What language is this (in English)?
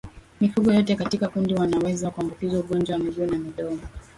Swahili